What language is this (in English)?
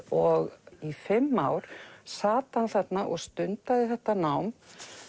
Icelandic